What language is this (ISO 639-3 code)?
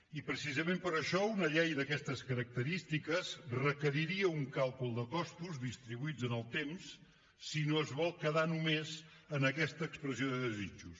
cat